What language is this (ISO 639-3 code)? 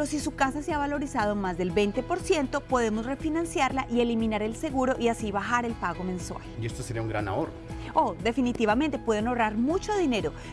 spa